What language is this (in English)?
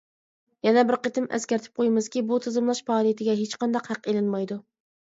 Uyghur